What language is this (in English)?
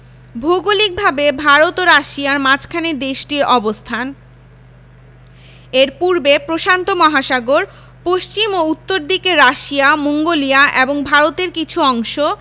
Bangla